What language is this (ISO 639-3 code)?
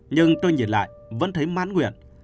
vie